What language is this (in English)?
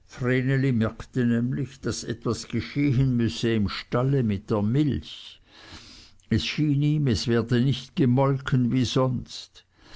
German